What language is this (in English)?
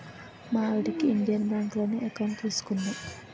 Telugu